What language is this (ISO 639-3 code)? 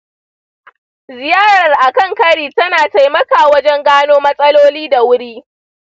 hau